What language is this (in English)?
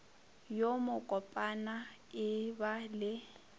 Northern Sotho